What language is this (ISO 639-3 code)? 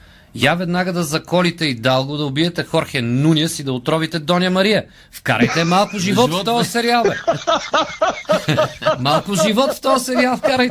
bul